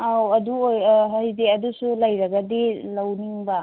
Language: Manipuri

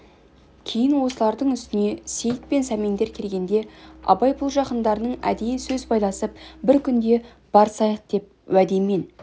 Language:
Kazakh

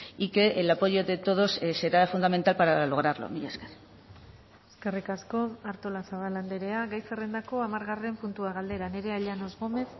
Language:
Basque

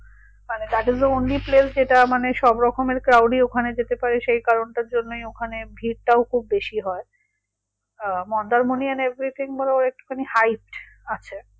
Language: Bangla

